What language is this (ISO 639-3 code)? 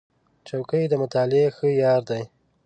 pus